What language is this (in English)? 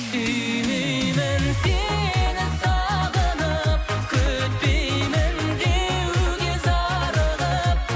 Kazakh